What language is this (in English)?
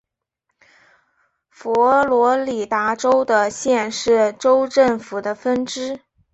Chinese